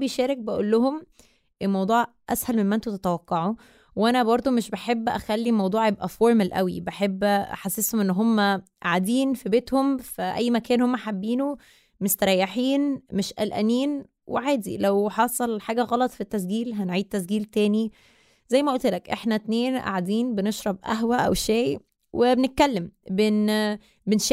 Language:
Arabic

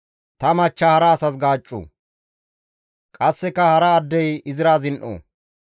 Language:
Gamo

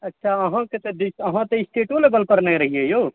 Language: Maithili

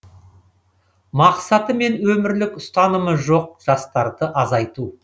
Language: Kazakh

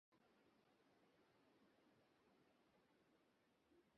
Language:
Bangla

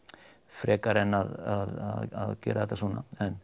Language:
Icelandic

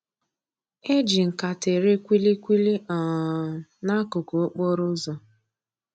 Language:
Igbo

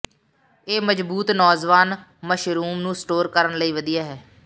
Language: Punjabi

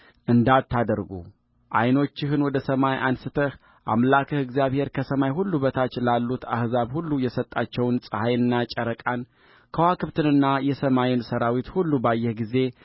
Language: Amharic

